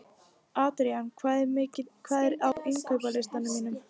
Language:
Icelandic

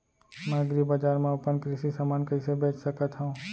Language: Chhattisgarhi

